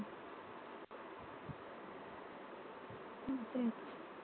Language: Marathi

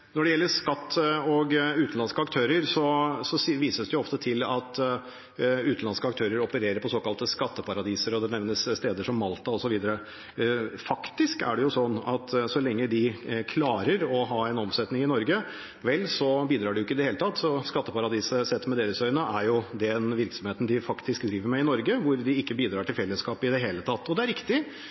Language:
Norwegian Bokmål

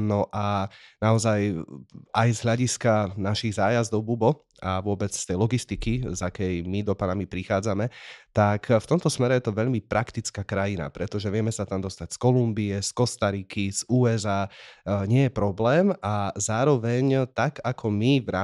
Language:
Slovak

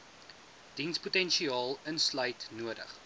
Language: Afrikaans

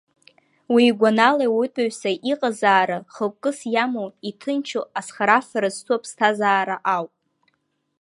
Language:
Abkhazian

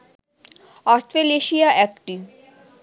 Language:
Bangla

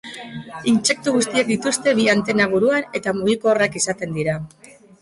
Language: Basque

